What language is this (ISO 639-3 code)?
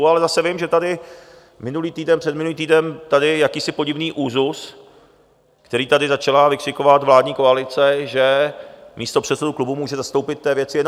ces